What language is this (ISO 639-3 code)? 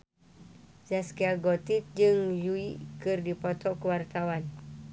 sun